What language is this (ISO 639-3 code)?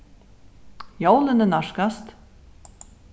fao